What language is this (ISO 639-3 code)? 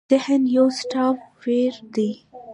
pus